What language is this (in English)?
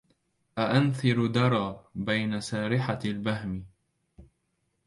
Arabic